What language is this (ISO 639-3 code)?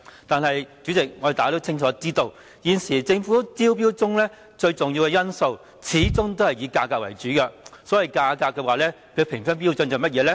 yue